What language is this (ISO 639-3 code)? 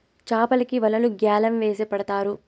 tel